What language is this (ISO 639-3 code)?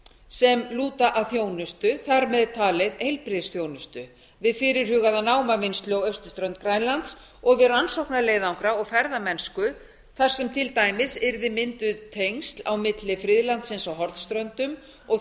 isl